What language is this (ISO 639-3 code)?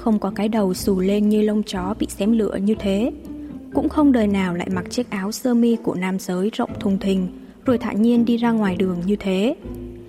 vie